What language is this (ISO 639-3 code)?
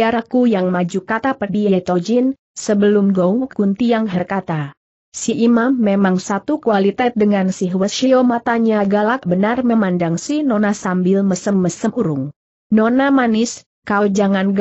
ind